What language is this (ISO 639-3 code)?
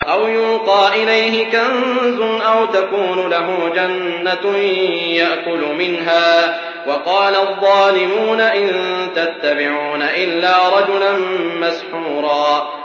ara